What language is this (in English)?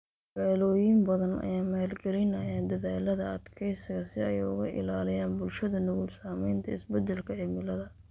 Somali